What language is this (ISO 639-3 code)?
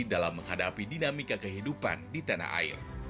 ind